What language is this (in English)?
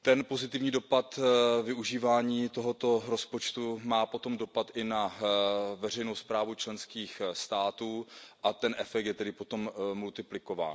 Czech